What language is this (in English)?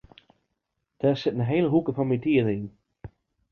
Western Frisian